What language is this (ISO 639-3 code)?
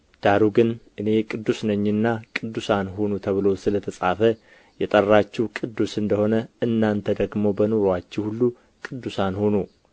amh